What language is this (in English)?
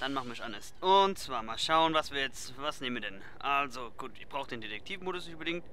German